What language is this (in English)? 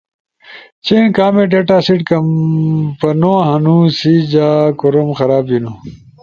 Ushojo